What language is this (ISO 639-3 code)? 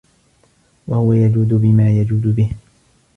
ara